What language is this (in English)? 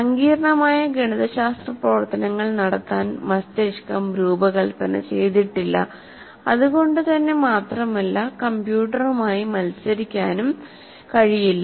Malayalam